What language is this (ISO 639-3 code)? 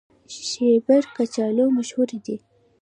pus